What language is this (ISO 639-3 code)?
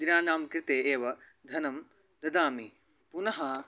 san